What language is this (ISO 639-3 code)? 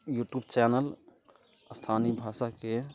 mai